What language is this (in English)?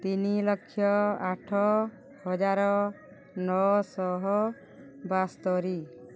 Odia